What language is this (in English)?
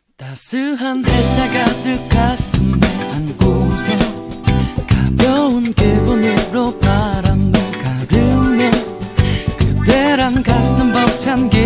Korean